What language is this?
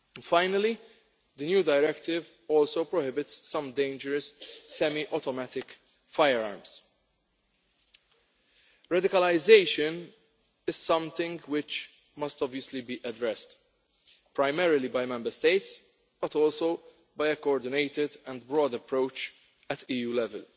English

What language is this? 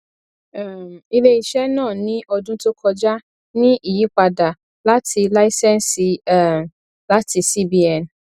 Yoruba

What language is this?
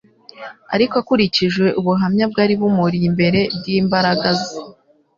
Kinyarwanda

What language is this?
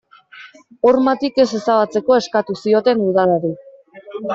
Basque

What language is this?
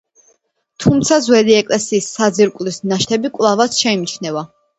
Georgian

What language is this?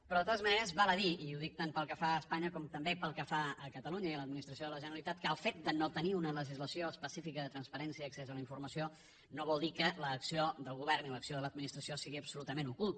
Catalan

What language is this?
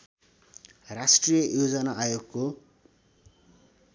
Nepali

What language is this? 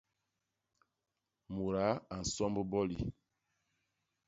Basaa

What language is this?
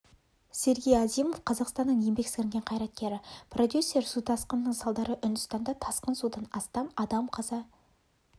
Kazakh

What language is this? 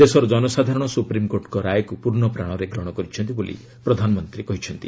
Odia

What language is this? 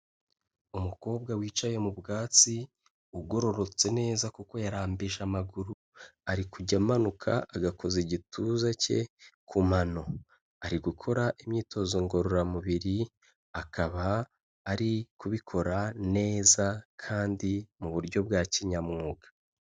Kinyarwanda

